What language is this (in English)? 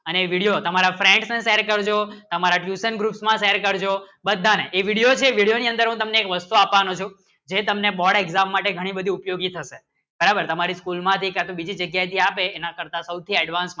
Gujarati